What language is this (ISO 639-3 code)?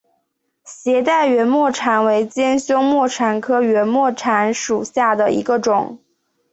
zho